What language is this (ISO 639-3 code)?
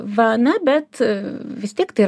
lit